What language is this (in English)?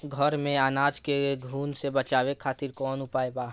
Bhojpuri